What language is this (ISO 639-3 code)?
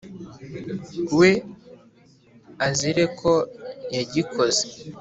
kin